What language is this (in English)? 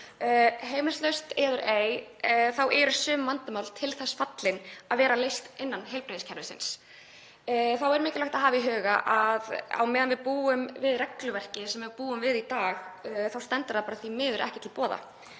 Icelandic